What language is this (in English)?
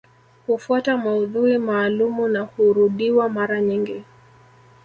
Swahili